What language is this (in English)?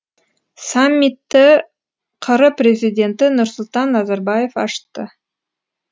Kazakh